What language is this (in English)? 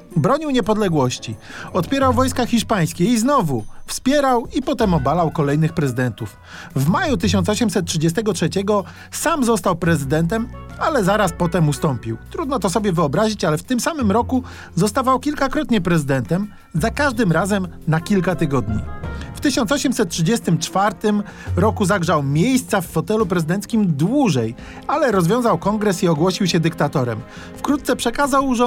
Polish